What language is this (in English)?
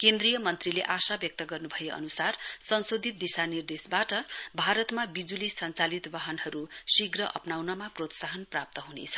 Nepali